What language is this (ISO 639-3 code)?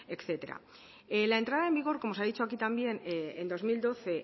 spa